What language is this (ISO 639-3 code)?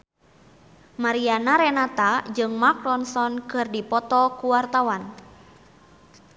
sun